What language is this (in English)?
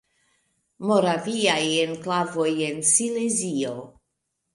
Esperanto